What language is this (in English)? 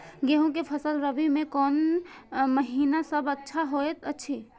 Maithili